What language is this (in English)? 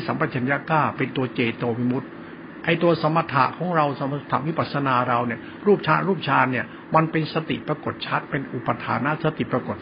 Thai